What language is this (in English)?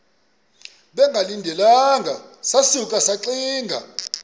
Xhosa